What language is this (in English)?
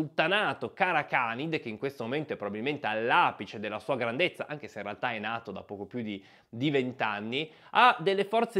Italian